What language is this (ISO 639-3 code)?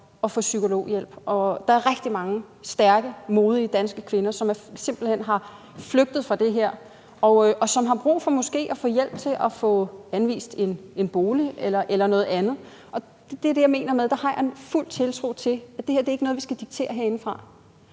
dan